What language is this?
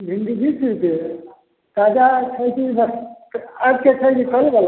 Maithili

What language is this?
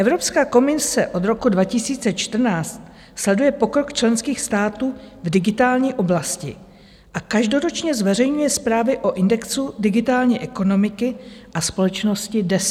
Czech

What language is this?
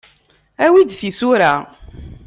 Kabyle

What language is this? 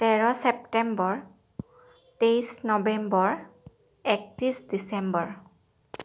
Assamese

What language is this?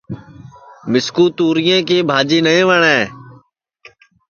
Sansi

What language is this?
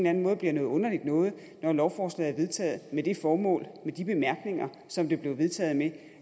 Danish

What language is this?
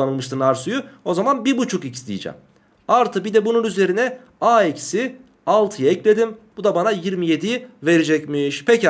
Turkish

